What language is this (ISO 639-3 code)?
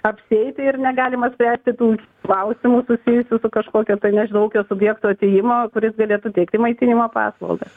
lit